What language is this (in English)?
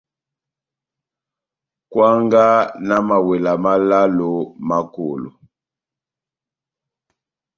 Batanga